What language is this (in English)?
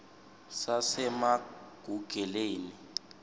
Swati